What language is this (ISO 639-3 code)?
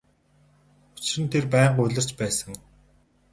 mon